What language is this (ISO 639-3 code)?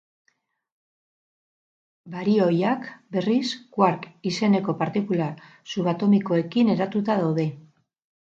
eus